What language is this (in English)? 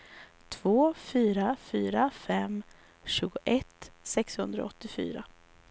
Swedish